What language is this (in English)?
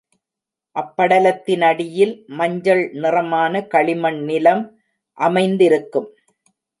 Tamil